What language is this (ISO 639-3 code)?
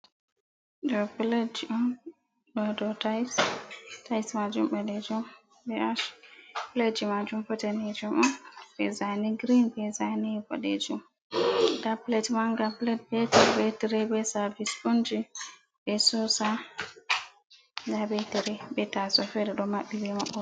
ful